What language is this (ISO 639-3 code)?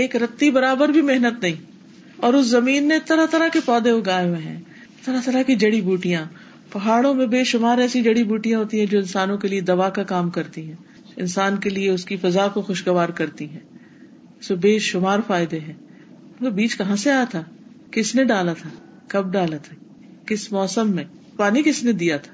urd